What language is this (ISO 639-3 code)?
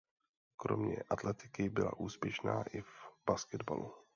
ces